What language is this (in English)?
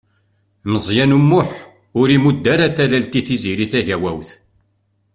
Kabyle